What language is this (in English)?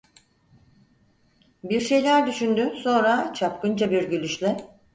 Turkish